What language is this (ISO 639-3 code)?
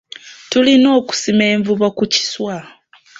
lug